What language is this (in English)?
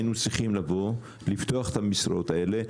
Hebrew